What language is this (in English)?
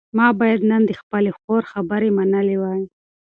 Pashto